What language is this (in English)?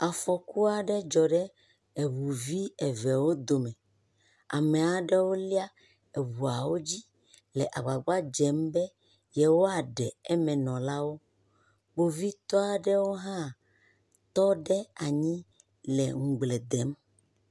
Ewe